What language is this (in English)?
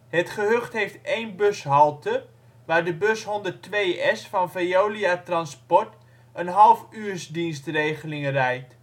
Dutch